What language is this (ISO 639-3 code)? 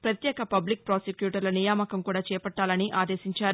tel